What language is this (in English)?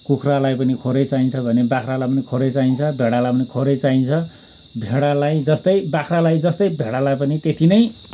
Nepali